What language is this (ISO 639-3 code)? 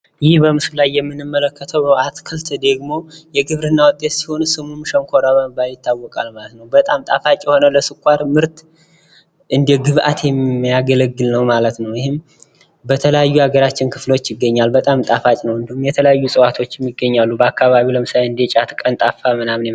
amh